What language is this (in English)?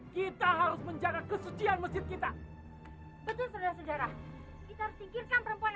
Indonesian